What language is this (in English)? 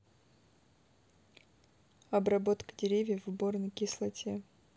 Russian